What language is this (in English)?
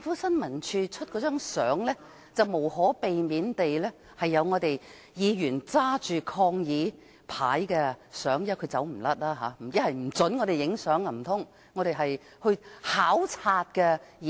Cantonese